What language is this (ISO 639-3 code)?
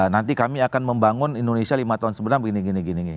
ind